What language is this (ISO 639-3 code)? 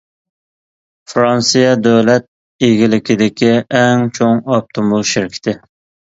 uig